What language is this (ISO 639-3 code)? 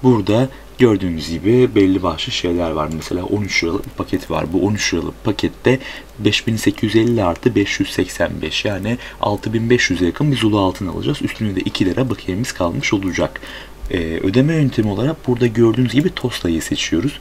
tur